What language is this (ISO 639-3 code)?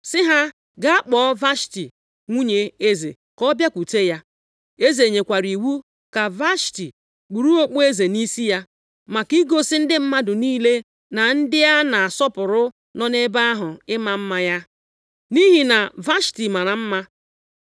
ibo